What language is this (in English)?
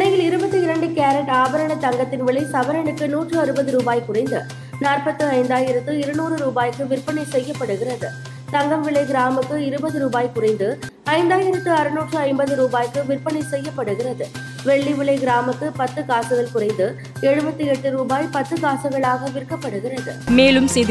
Tamil